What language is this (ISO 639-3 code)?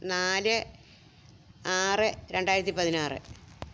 mal